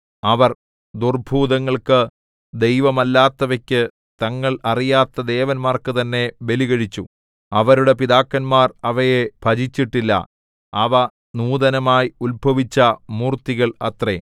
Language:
Malayalam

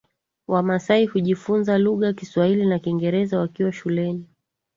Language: Swahili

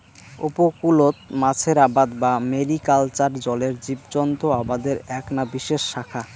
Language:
Bangla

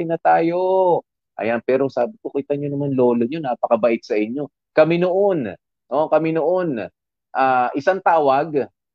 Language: Filipino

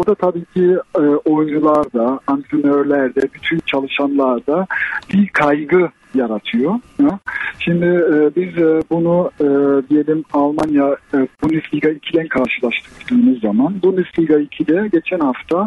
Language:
Turkish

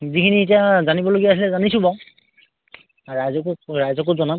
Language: Assamese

